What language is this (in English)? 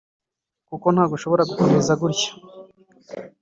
Kinyarwanda